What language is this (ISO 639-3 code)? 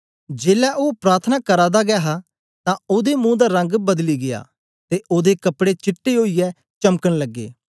doi